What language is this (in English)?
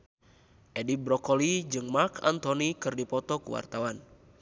Sundanese